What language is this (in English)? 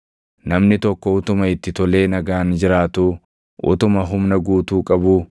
Oromo